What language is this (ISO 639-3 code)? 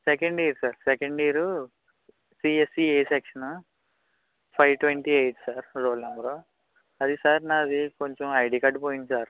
tel